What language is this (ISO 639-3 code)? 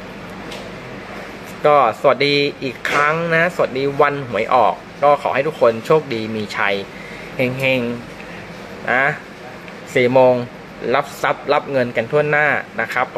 tha